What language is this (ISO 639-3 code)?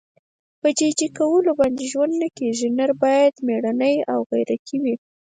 pus